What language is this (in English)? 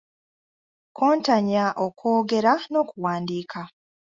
Ganda